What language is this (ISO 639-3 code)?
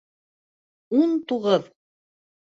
bak